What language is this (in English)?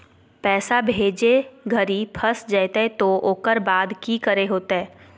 Magahi